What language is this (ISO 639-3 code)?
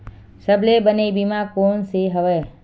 hne